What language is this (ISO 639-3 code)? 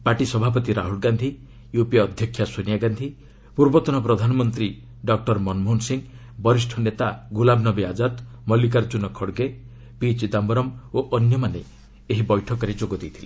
ori